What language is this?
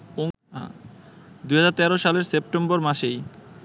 Bangla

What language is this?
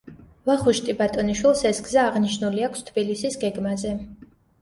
Georgian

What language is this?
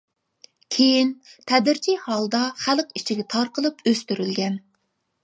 Uyghur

